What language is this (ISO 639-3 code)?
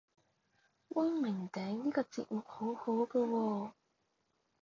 yue